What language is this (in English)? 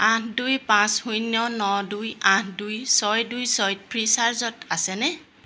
Assamese